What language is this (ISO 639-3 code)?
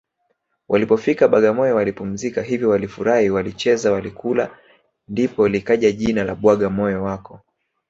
swa